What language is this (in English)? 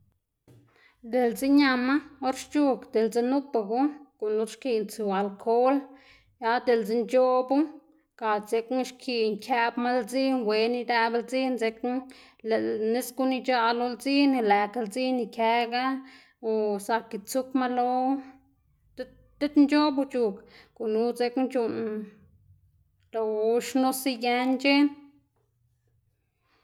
Xanaguía Zapotec